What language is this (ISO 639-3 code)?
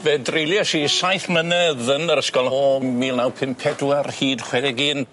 cym